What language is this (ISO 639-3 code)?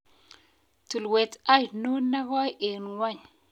kln